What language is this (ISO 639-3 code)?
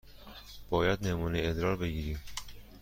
fas